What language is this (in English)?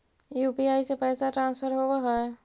Magahi